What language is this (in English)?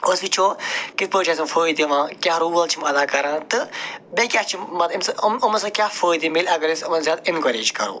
Kashmiri